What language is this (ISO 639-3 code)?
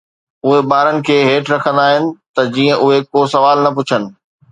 snd